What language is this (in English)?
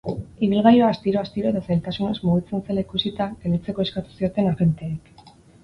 Basque